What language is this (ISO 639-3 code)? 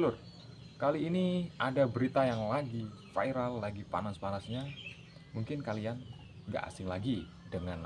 ind